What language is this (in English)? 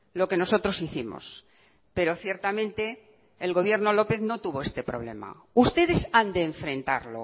Spanish